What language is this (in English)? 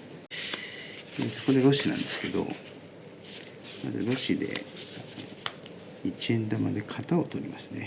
Japanese